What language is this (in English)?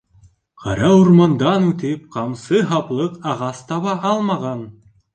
Bashkir